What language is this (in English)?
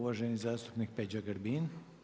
Croatian